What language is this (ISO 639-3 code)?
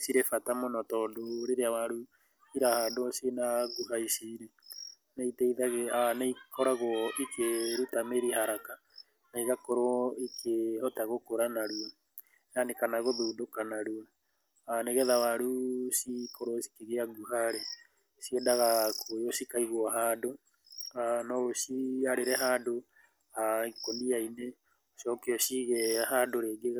kik